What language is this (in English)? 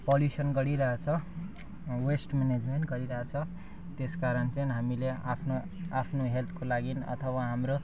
Nepali